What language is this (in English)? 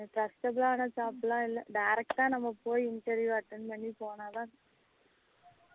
Tamil